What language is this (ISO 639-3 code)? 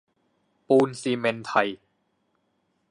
tha